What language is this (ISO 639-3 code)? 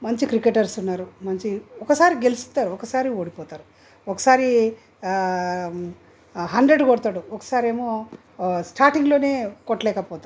tel